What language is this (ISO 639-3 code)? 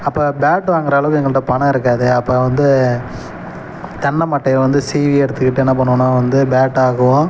tam